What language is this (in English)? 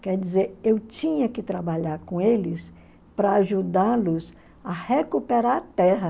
Portuguese